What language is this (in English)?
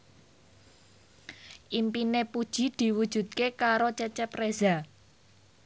Javanese